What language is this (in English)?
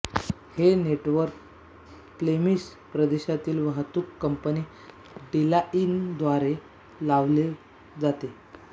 Marathi